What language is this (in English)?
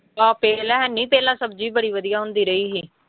Punjabi